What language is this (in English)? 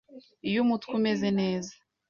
Kinyarwanda